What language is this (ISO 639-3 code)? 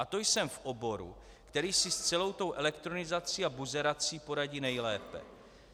ces